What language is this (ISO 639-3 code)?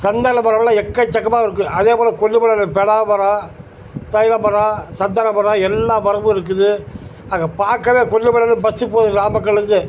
tam